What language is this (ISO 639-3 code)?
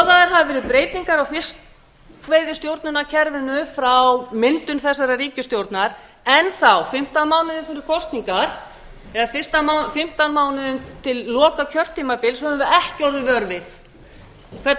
isl